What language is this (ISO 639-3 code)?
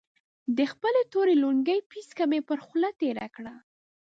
pus